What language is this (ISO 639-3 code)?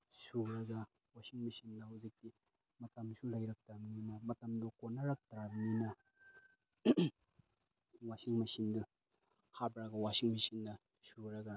mni